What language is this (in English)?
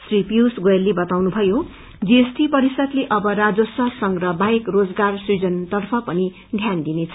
Nepali